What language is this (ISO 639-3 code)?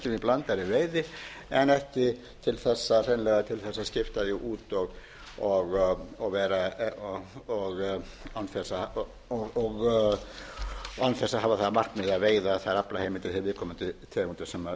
isl